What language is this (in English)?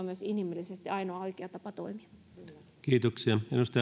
Finnish